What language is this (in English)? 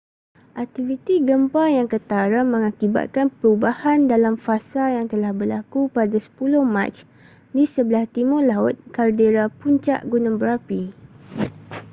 Malay